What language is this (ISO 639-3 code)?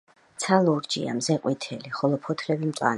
kat